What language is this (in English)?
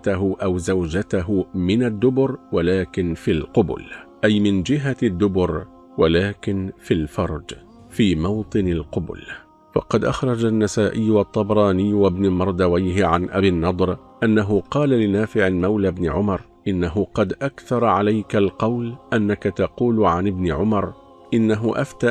Arabic